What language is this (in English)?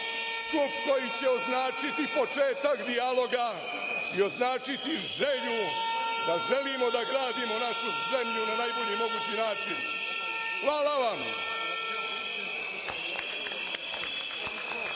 Serbian